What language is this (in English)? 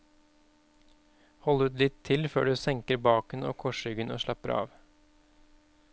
Norwegian